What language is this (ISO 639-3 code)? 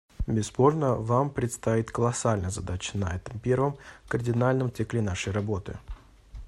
rus